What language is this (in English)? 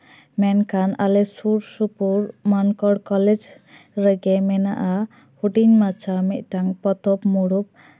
Santali